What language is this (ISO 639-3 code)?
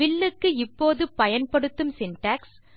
tam